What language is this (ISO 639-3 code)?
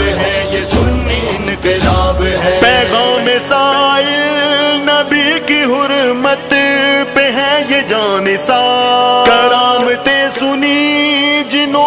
urd